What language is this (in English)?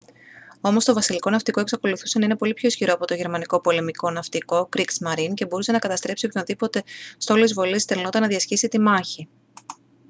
Greek